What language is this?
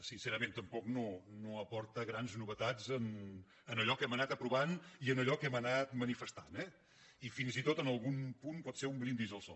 Catalan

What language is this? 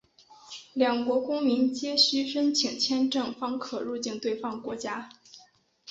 Chinese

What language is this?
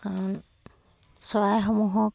Assamese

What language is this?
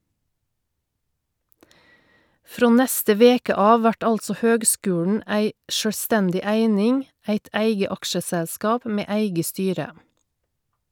Norwegian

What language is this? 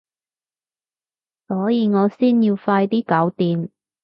Cantonese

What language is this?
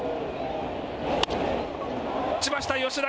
Japanese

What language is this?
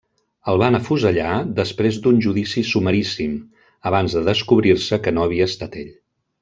Catalan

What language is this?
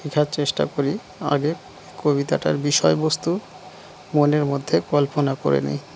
Bangla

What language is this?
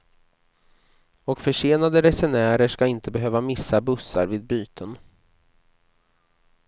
Swedish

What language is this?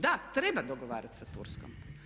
Croatian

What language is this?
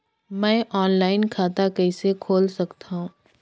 Chhattisgarhi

